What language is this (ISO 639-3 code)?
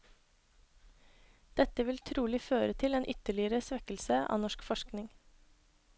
nor